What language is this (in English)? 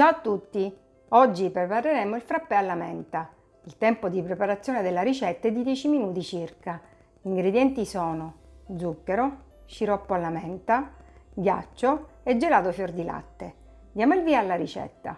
Italian